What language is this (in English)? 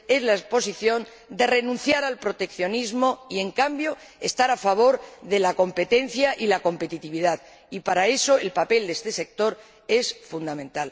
Spanish